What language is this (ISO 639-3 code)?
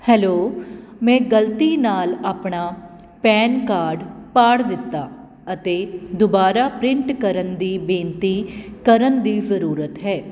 pan